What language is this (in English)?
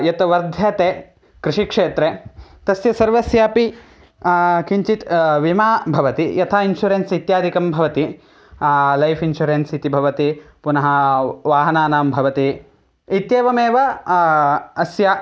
Sanskrit